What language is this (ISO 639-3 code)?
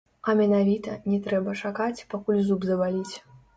bel